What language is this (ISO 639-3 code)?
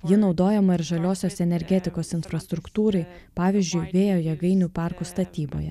lit